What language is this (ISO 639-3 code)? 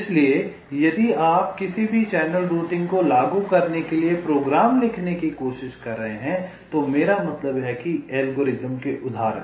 hin